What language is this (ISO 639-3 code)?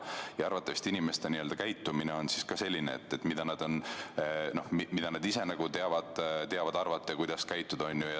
est